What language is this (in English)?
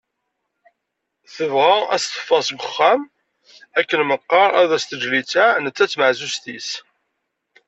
Kabyle